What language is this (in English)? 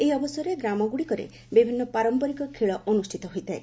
Odia